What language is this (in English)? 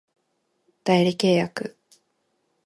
Japanese